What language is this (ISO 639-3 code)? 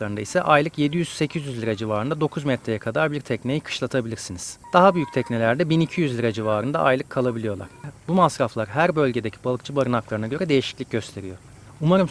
tur